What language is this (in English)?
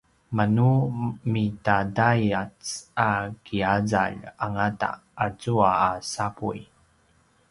Paiwan